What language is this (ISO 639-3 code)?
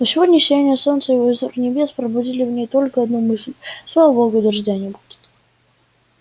rus